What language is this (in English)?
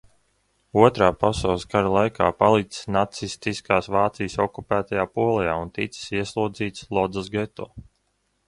Latvian